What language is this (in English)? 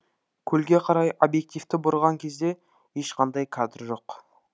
Kazakh